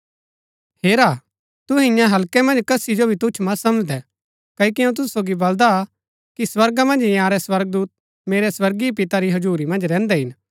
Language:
Gaddi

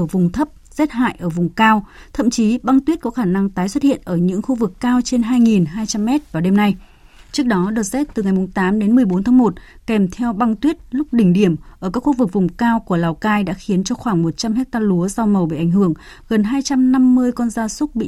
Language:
Vietnamese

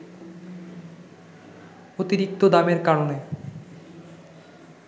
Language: Bangla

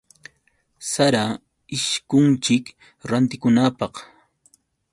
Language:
Yauyos Quechua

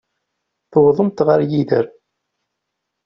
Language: Kabyle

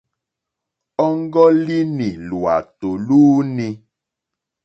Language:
Mokpwe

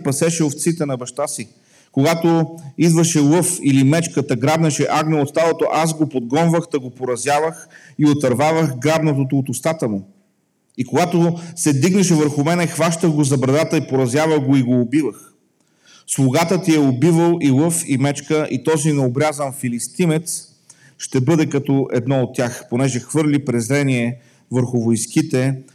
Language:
Bulgarian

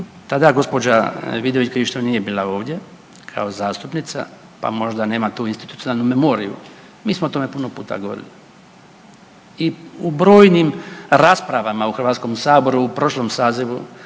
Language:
Croatian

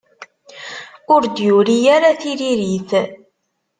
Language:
Kabyle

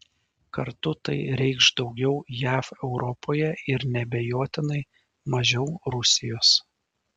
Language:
Lithuanian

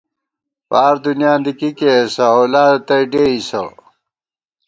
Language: Gawar-Bati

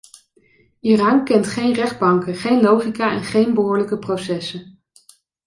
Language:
Dutch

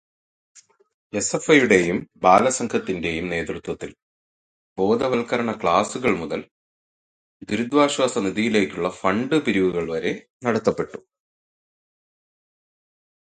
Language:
Malayalam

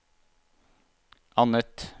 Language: Norwegian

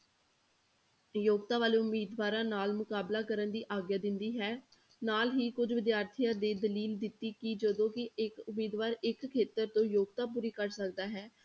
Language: Punjabi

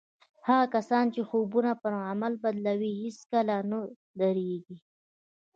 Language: Pashto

